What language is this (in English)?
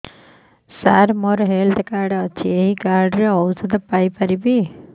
Odia